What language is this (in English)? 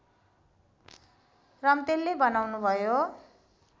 Nepali